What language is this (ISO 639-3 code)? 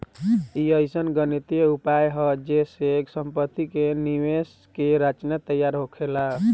bho